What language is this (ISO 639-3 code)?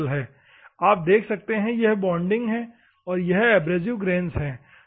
hin